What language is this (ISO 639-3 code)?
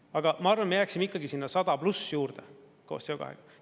est